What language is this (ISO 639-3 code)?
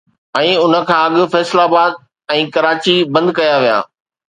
snd